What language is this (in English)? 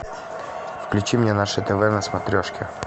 Russian